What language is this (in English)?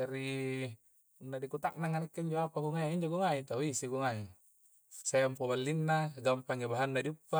Coastal Konjo